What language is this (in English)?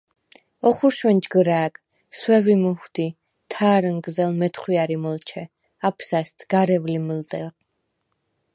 Svan